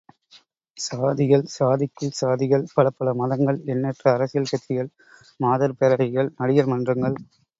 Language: Tamil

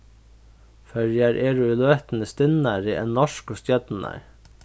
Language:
Faroese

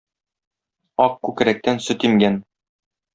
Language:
Tatar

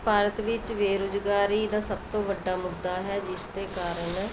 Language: Punjabi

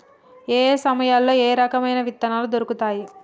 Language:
Telugu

